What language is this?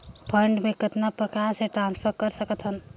Chhattisgarhi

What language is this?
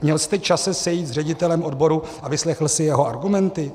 Czech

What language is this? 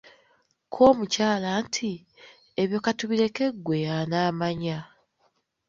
Ganda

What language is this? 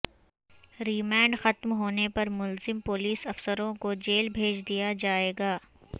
Urdu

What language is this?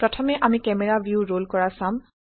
Assamese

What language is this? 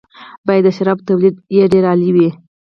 Pashto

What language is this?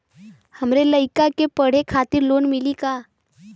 Bhojpuri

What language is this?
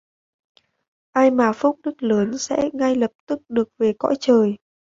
Vietnamese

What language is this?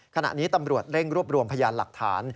Thai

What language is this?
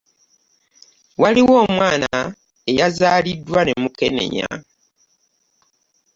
Ganda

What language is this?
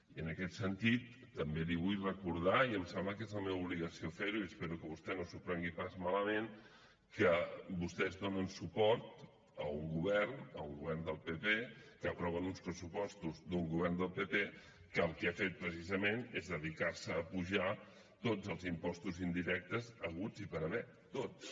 Catalan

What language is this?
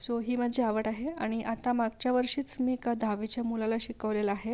Marathi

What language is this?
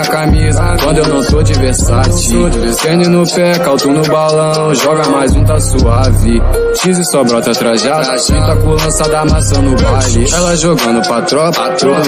Romanian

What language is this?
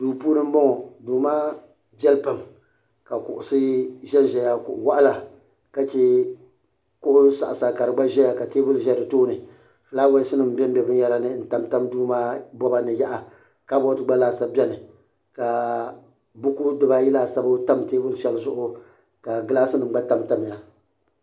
Dagbani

